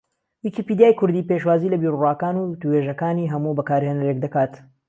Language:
Central Kurdish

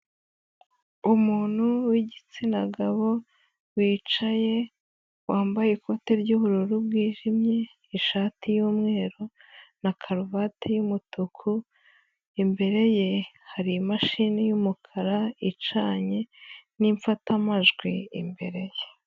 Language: Kinyarwanda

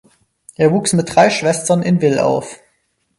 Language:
German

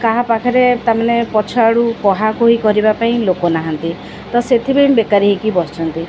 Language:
Odia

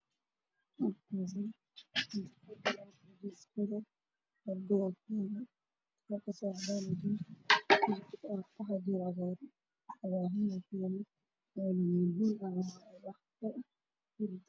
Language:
Somali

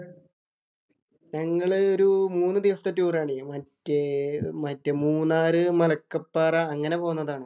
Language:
Malayalam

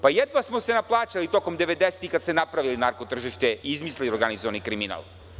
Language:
Serbian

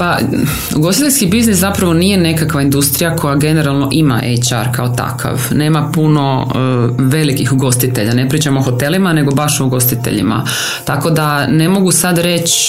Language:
Croatian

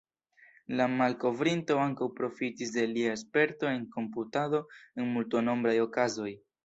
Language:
Esperanto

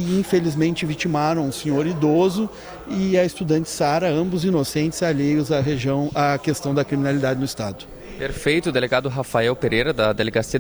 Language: Portuguese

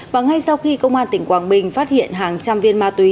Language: Vietnamese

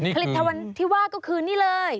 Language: Thai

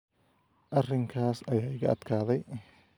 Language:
Somali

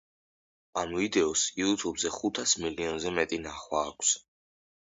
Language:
Georgian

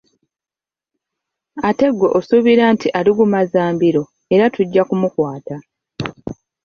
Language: Ganda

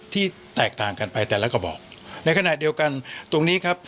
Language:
Thai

